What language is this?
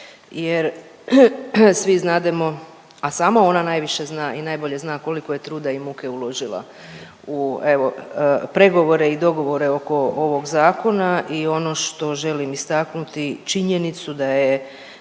Croatian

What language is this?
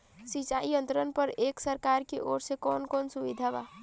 Bhojpuri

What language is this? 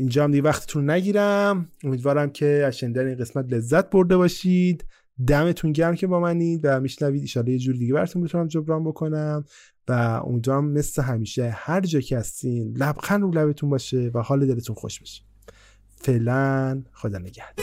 Persian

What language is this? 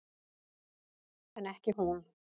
Icelandic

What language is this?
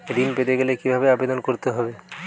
Bangla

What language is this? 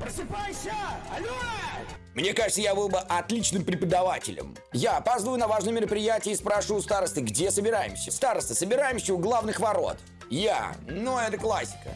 Russian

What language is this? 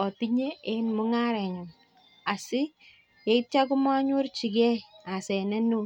Kalenjin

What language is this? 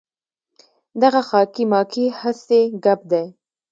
Pashto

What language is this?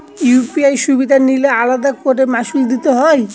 Bangla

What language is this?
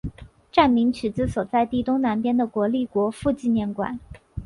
Chinese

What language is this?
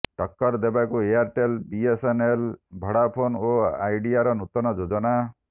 Odia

